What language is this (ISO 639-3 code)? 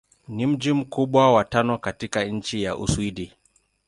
swa